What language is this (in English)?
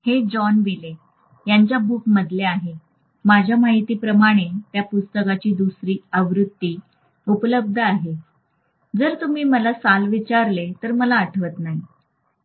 Marathi